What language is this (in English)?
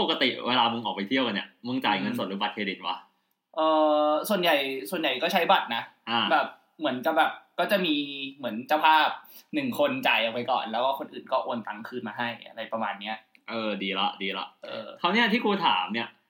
Thai